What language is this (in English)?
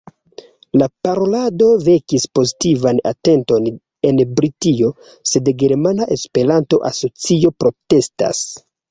Esperanto